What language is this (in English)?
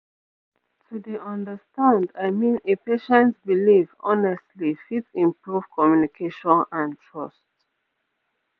Nigerian Pidgin